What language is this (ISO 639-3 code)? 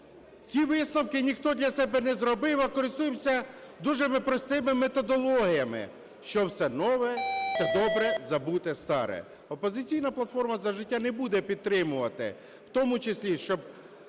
ukr